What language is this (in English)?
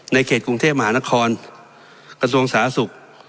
Thai